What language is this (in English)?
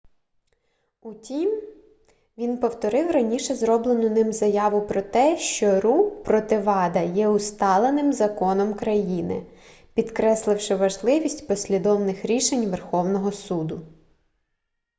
Ukrainian